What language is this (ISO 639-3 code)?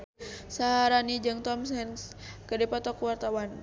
sun